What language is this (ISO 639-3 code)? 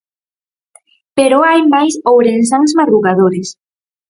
glg